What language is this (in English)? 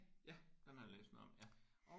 Danish